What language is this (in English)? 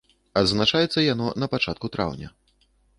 Belarusian